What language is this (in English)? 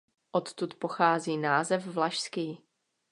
Czech